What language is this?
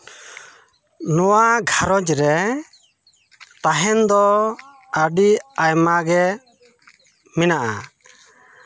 Santali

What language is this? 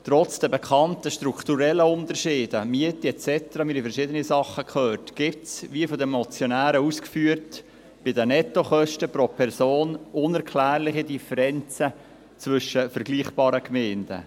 Swiss German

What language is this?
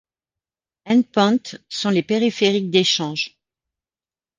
French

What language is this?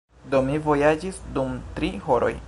Esperanto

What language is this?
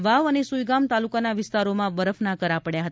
Gujarati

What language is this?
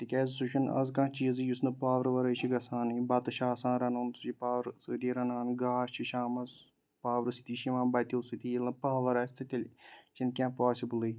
Kashmiri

